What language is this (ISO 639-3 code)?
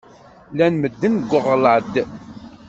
kab